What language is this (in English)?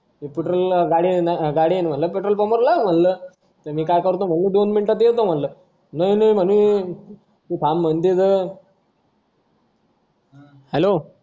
Marathi